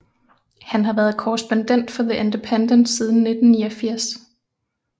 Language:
Danish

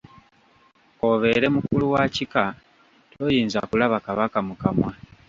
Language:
Ganda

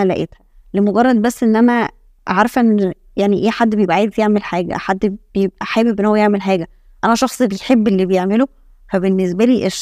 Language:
Arabic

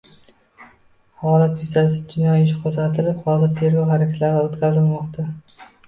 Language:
Uzbek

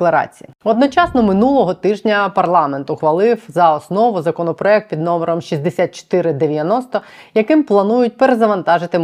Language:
Ukrainian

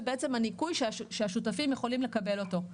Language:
Hebrew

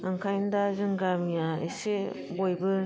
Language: Bodo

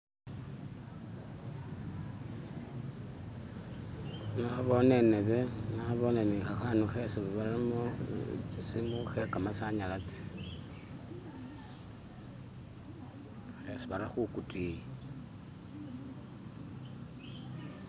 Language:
Masaaba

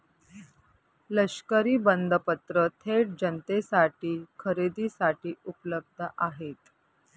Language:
Marathi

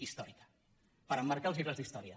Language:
Catalan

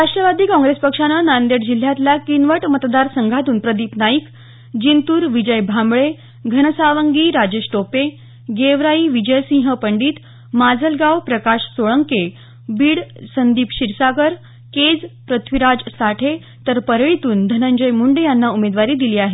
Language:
Marathi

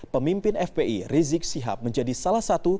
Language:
Indonesian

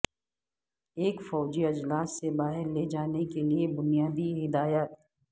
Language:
Urdu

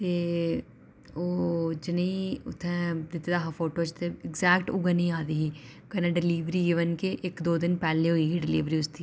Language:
Dogri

